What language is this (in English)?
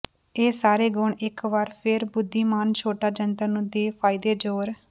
Punjabi